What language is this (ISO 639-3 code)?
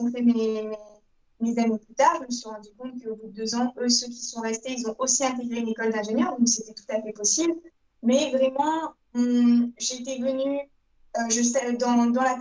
fra